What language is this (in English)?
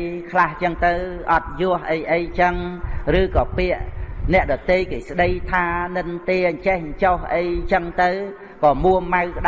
Vietnamese